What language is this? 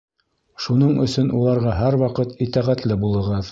Bashkir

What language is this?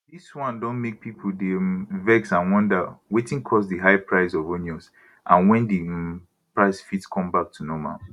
Nigerian Pidgin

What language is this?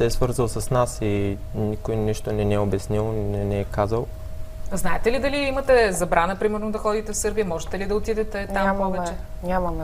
Bulgarian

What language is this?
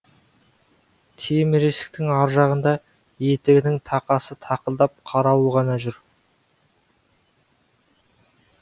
Kazakh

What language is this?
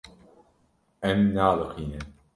Kurdish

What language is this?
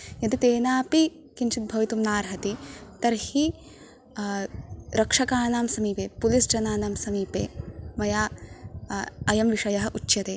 Sanskrit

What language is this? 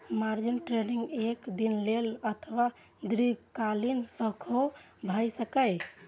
Maithili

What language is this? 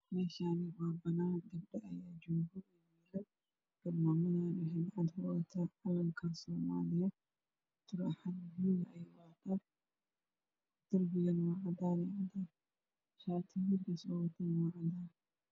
Somali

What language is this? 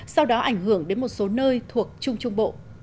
Vietnamese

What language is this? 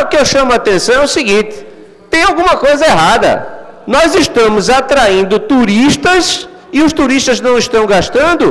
Portuguese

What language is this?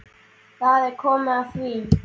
Icelandic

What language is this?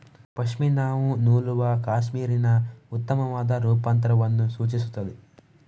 Kannada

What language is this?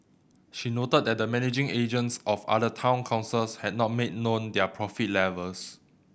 English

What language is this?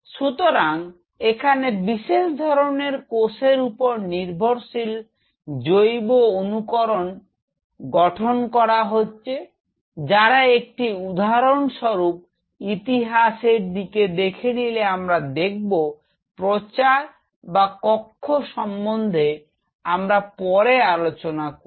Bangla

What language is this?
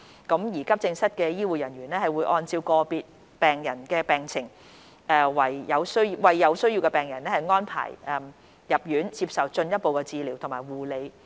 Cantonese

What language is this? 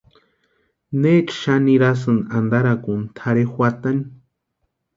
Western Highland Purepecha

